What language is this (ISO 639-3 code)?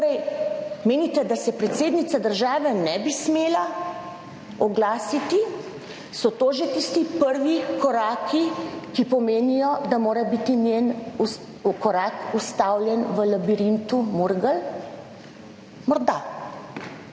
slv